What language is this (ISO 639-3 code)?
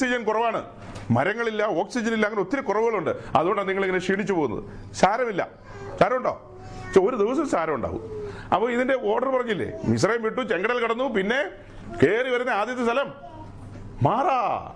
mal